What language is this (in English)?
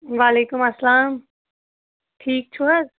Kashmiri